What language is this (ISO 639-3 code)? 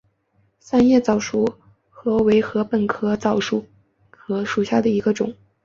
zho